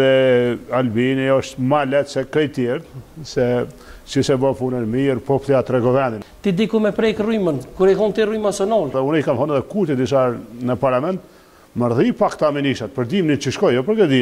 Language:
Romanian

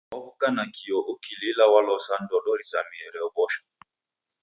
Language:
Taita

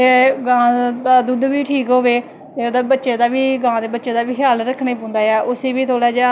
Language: Dogri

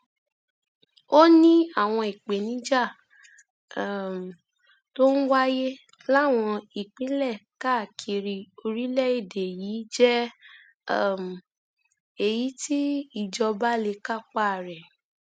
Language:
Yoruba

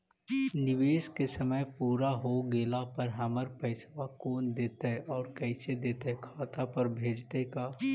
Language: Magahi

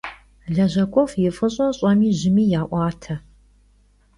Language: Kabardian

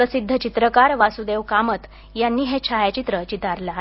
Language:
Marathi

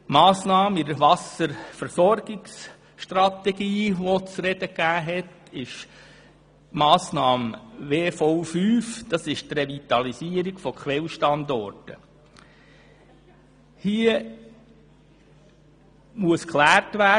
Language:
Swiss German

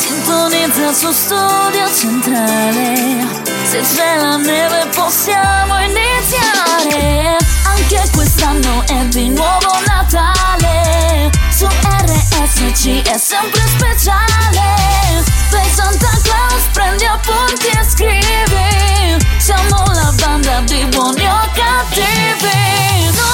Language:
Italian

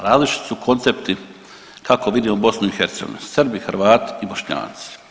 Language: Croatian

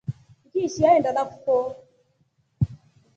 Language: Rombo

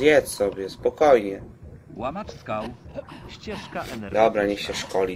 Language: Polish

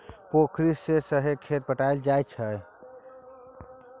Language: Maithili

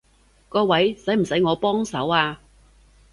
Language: Cantonese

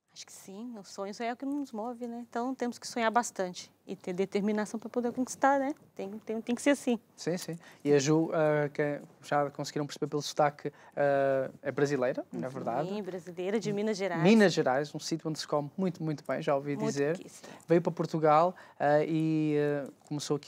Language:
Portuguese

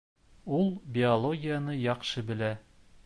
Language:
Bashkir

